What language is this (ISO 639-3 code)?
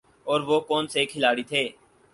urd